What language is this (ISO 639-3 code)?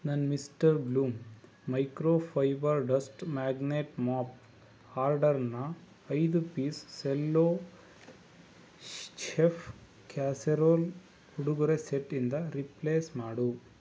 kan